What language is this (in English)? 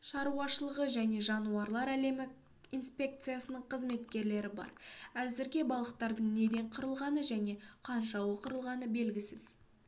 Kazakh